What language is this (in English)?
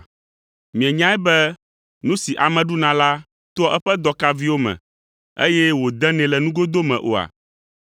Ewe